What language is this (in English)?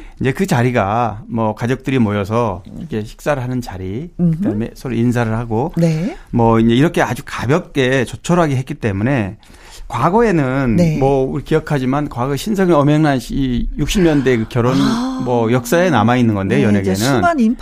Korean